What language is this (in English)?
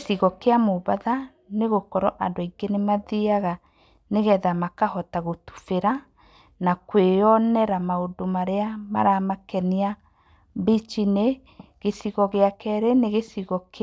Kikuyu